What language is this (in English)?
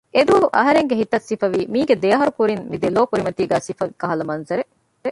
Divehi